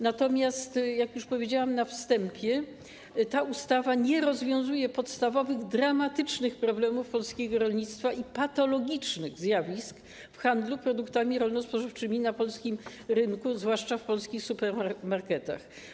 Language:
Polish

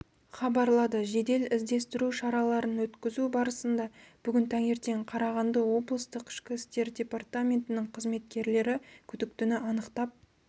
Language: Kazakh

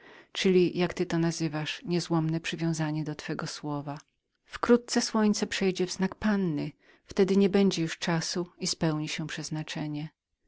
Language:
Polish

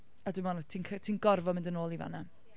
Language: Welsh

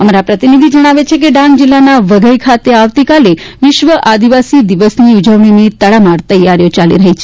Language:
Gujarati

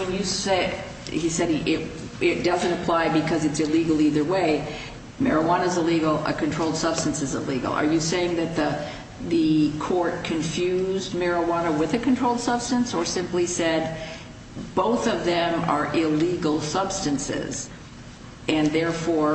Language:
English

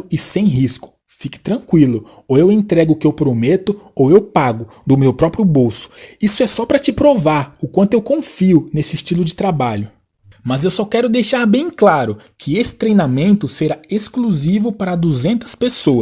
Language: Portuguese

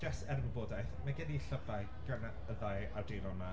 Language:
Welsh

